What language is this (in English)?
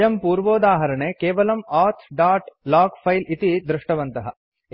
Sanskrit